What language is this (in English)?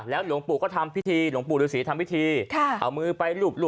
Thai